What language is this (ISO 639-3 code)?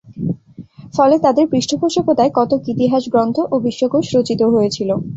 ben